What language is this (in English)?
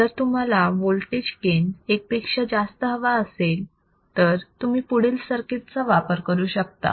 Marathi